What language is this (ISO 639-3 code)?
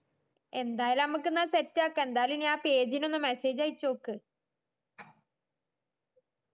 mal